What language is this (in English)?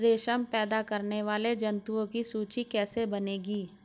Hindi